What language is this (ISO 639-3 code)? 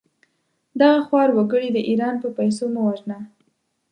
pus